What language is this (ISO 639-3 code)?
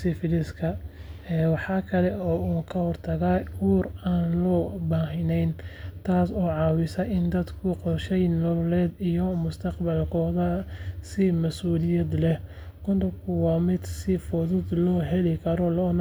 som